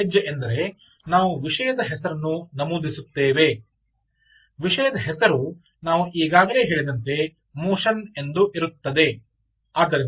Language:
Kannada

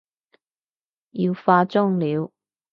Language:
Cantonese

